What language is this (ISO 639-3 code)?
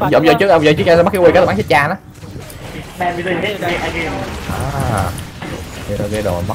vie